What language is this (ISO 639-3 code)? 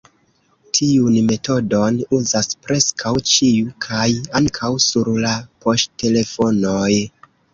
epo